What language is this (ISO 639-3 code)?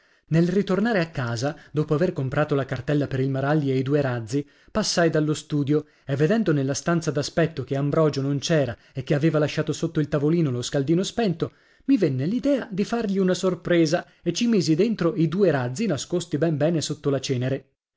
ita